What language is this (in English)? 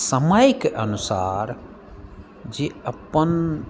Maithili